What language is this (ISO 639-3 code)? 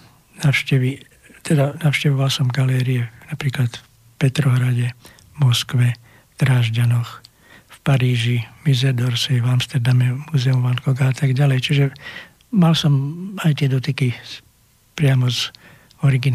slk